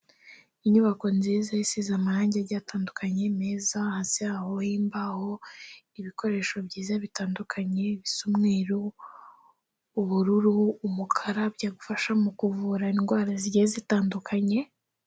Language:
Kinyarwanda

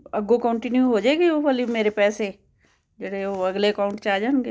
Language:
Punjabi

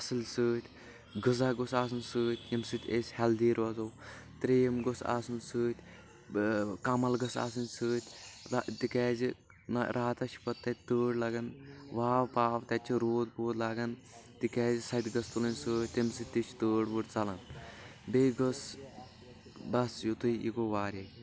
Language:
Kashmiri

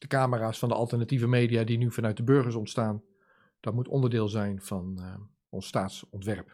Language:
Dutch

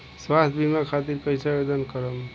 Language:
Bhojpuri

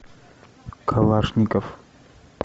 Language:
Russian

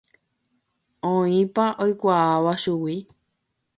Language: Guarani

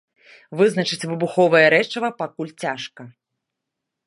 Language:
Belarusian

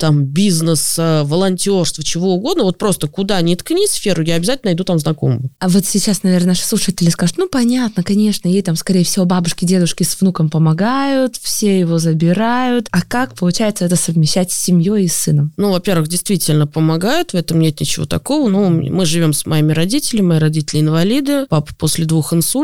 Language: Russian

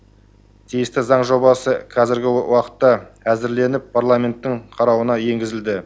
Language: Kazakh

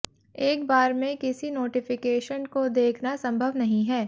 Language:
Hindi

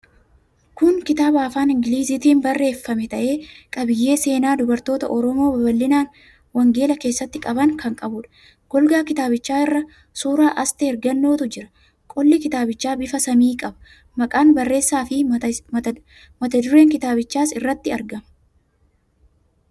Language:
Oromo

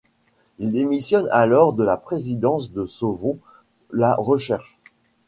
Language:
French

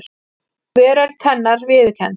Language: Icelandic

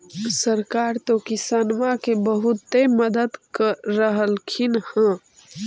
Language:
Magahi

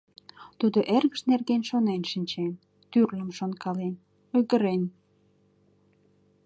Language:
Mari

